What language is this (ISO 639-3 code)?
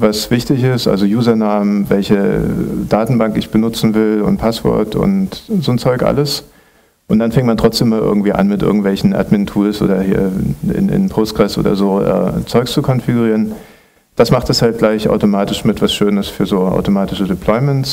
deu